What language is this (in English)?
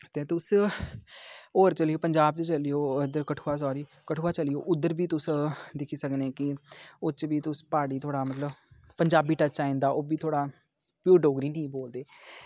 Dogri